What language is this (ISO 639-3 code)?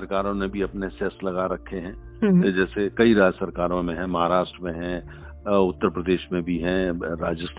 hin